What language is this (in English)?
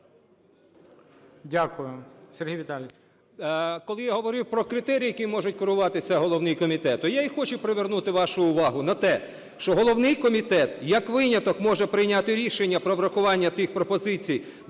Ukrainian